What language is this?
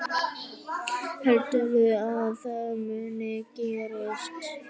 Icelandic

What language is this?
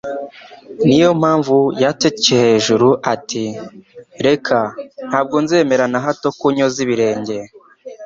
Kinyarwanda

